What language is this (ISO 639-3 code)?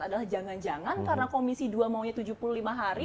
ind